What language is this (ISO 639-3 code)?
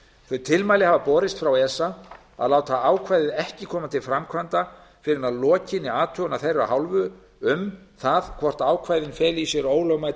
isl